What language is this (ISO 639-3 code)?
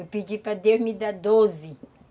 por